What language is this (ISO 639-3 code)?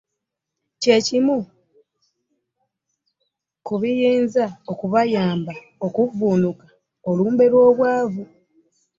lug